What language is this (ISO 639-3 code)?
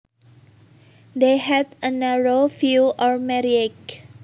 jav